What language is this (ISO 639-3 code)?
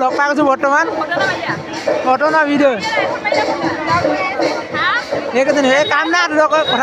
ara